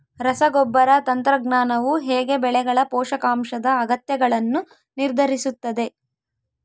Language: Kannada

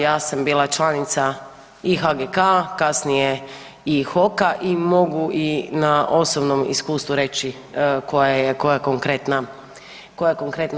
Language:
Croatian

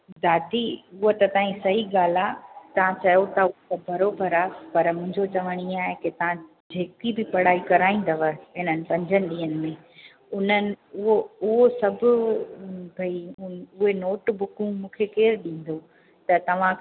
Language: Sindhi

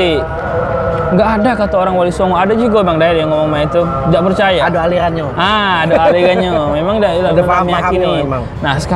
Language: Indonesian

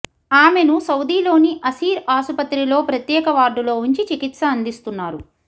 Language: Telugu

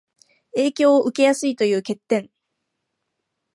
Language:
Japanese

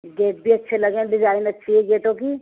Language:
Urdu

